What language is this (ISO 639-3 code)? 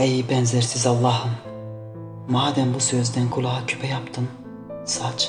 tur